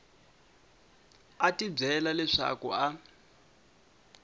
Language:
Tsonga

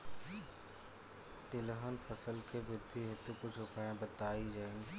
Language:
Bhojpuri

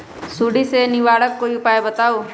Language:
Magahi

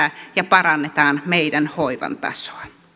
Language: Finnish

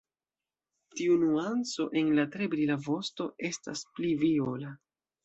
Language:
Esperanto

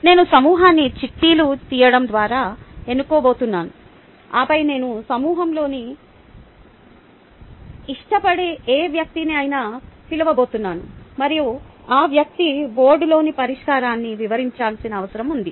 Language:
Telugu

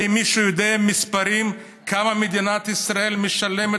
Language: Hebrew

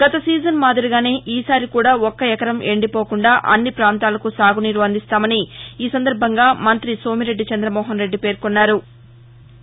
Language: Telugu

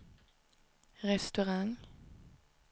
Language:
Swedish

